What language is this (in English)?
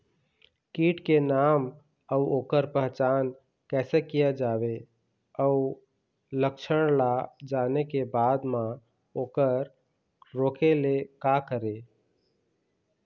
Chhattisgarhi